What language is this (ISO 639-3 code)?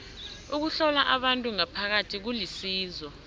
nbl